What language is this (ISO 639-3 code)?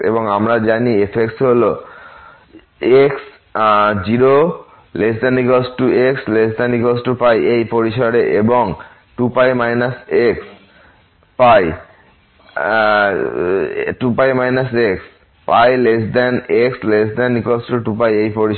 ben